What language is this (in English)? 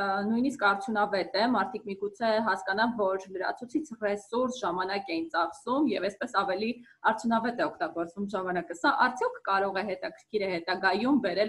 Turkish